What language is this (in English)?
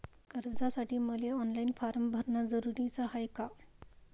Marathi